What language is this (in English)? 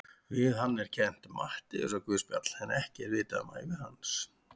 Icelandic